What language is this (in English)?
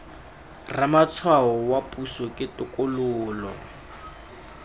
Tswana